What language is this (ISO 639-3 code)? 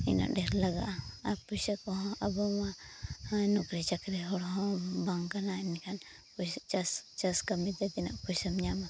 sat